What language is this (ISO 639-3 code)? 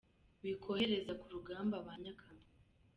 kin